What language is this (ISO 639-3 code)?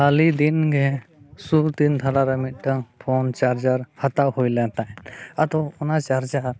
sat